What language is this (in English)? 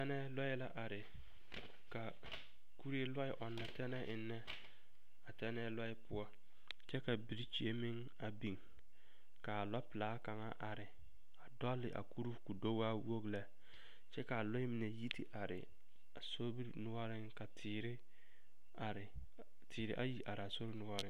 Southern Dagaare